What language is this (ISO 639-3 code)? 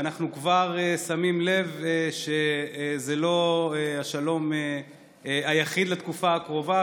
heb